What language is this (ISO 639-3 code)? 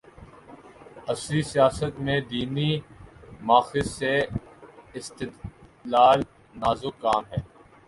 urd